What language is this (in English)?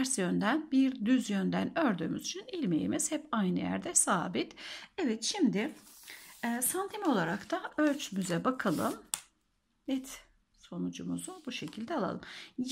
Turkish